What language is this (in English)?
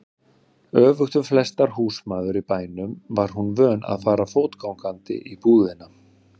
Icelandic